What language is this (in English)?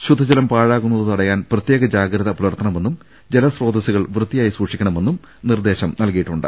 Malayalam